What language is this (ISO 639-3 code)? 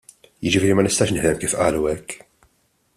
mlt